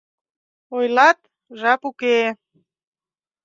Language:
Mari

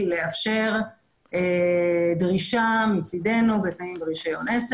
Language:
Hebrew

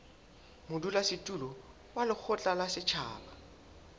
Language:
Southern Sotho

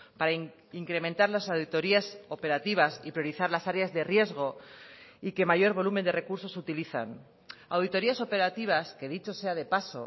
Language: Spanish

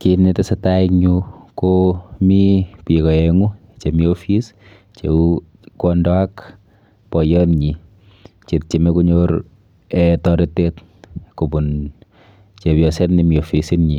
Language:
Kalenjin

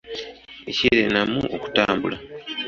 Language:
Ganda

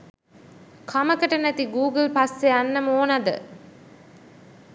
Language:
Sinhala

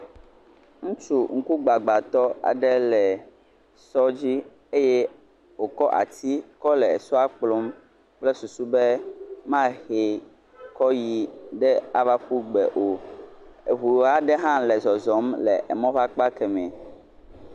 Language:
Ewe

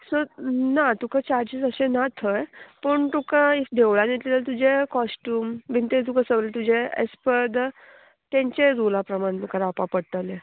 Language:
Konkani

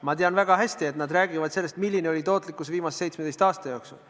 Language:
Estonian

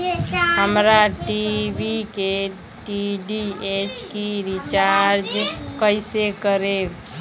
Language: Bhojpuri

